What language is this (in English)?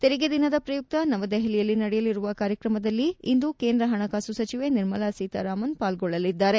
Kannada